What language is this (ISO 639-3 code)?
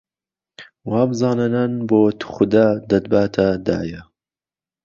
ckb